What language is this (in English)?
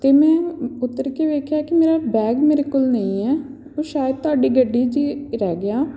Punjabi